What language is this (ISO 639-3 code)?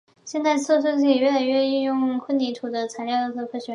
zho